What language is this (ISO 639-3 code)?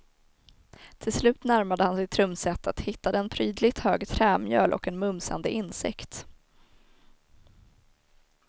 swe